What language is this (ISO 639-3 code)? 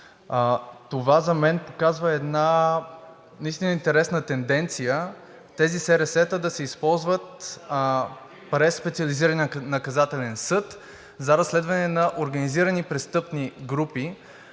bul